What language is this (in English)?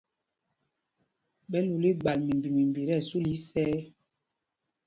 Mpumpong